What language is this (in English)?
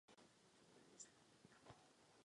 Czech